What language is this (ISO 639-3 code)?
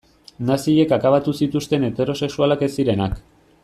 eus